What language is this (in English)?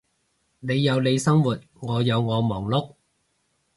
Cantonese